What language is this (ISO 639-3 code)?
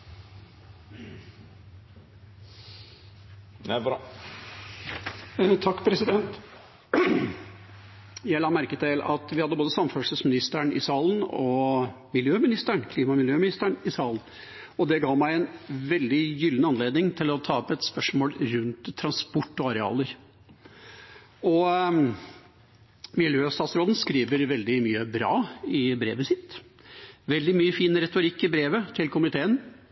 nor